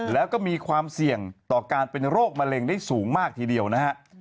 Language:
Thai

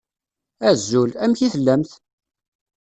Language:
Kabyle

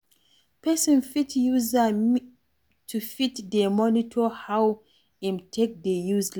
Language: Nigerian Pidgin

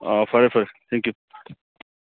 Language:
Manipuri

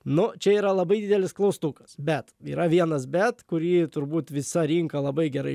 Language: Lithuanian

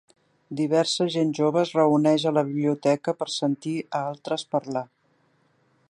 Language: Catalan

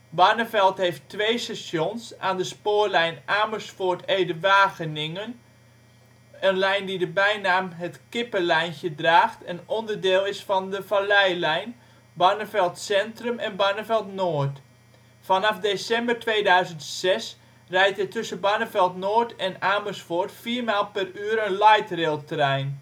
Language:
Dutch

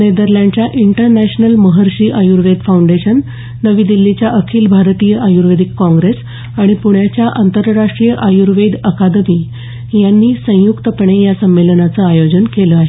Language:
Marathi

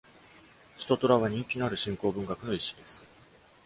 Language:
Japanese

